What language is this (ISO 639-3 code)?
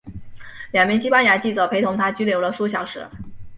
zho